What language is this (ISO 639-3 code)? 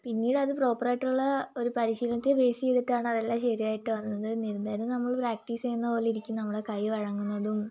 mal